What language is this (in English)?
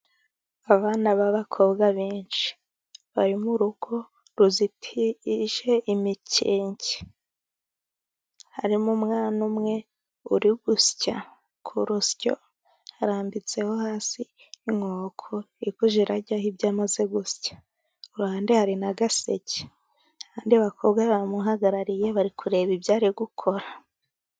Kinyarwanda